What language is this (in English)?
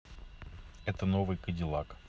Russian